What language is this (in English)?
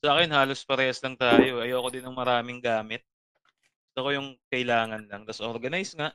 Filipino